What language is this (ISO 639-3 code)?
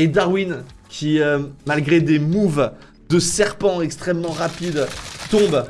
fra